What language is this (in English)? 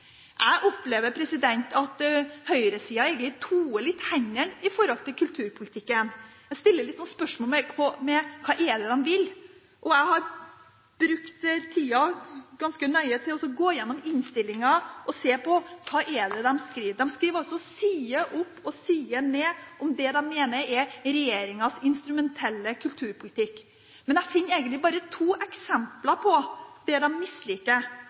Norwegian Bokmål